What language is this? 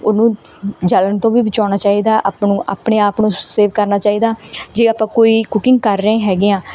Punjabi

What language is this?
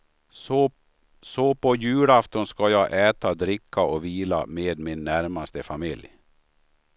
Swedish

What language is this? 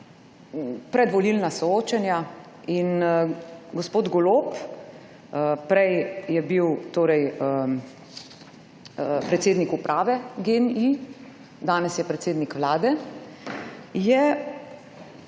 Slovenian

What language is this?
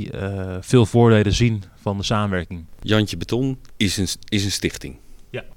Dutch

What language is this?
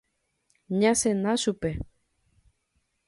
Guarani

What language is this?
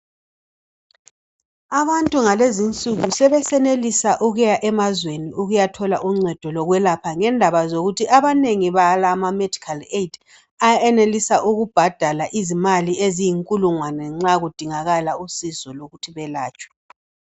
North Ndebele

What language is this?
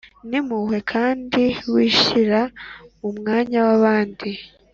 Kinyarwanda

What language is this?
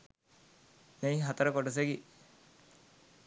Sinhala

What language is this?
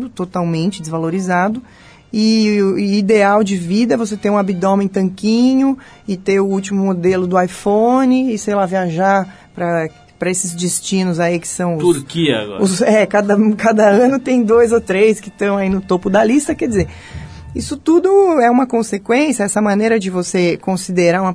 Portuguese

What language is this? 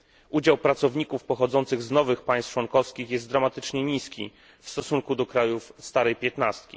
Polish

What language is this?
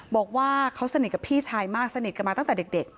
Thai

